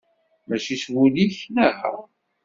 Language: Kabyle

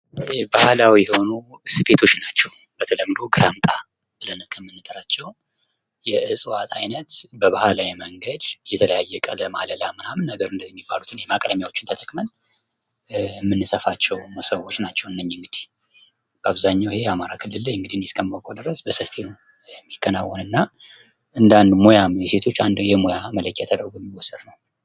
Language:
Amharic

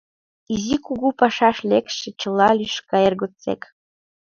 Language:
Mari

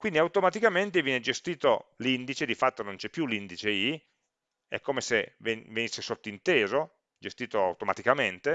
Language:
Italian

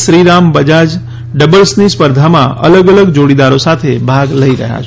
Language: Gujarati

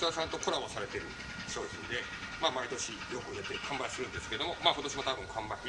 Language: Japanese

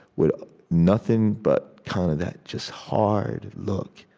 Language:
English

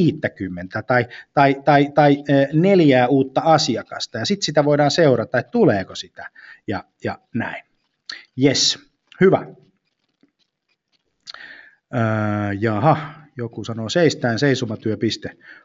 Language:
Finnish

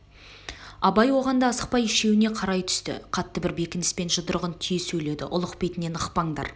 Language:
Kazakh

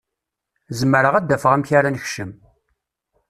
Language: Kabyle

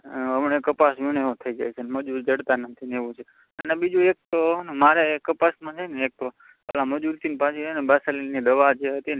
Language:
Gujarati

